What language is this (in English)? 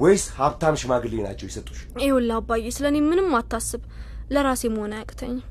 Amharic